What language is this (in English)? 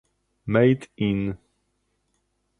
Polish